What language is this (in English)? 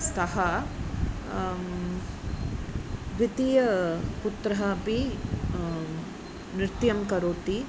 Sanskrit